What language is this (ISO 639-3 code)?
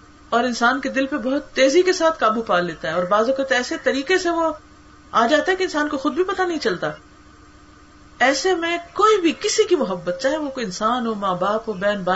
urd